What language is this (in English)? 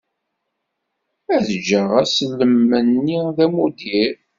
Kabyle